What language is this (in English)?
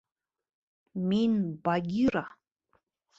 Bashkir